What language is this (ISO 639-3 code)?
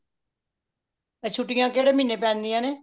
pan